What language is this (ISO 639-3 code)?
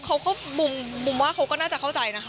tha